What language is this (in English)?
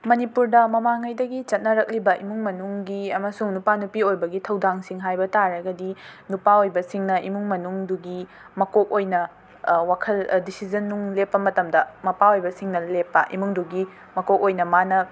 Manipuri